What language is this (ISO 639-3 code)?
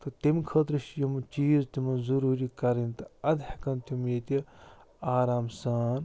kas